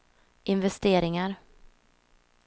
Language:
Swedish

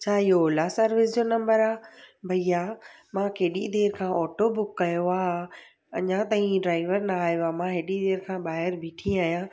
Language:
Sindhi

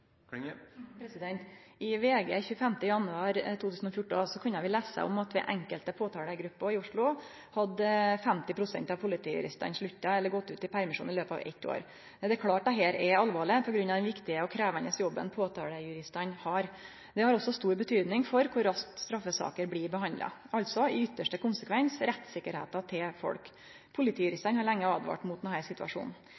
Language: Norwegian Nynorsk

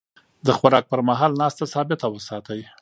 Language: Pashto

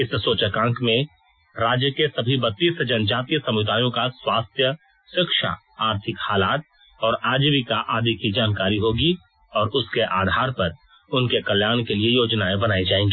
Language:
Hindi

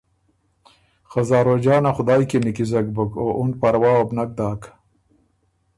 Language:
Ormuri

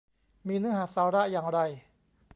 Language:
Thai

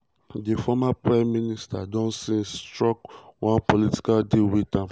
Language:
Nigerian Pidgin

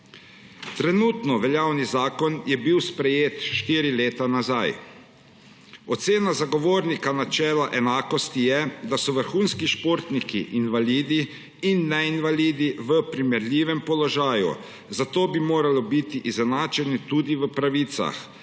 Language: Slovenian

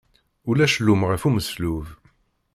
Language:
Kabyle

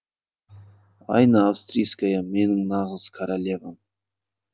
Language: Kazakh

